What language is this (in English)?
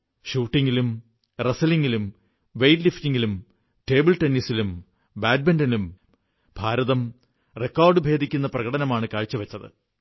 Malayalam